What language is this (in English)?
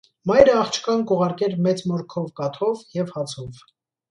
Armenian